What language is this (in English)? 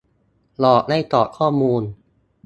Thai